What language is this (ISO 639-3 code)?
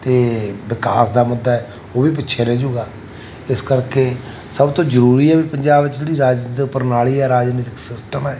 pan